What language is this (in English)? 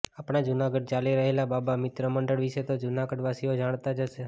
Gujarati